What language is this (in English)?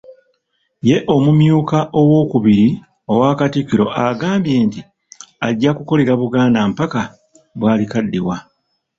Ganda